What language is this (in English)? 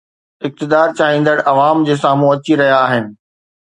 Sindhi